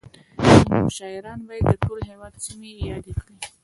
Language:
Pashto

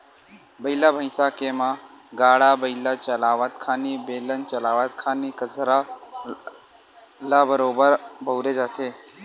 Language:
Chhattisgarhi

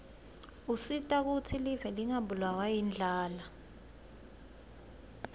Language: Swati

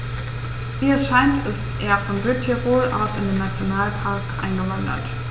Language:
German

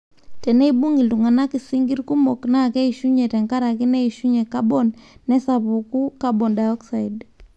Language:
Masai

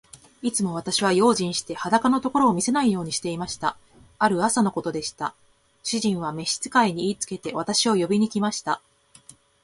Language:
Japanese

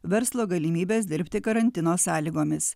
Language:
Lithuanian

